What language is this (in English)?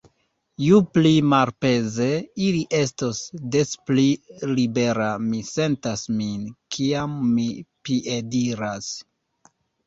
Esperanto